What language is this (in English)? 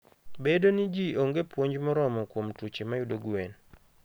Luo (Kenya and Tanzania)